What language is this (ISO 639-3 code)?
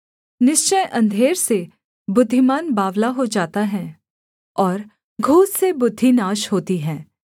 hin